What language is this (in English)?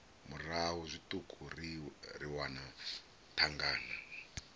Venda